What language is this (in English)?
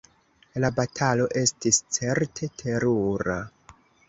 Esperanto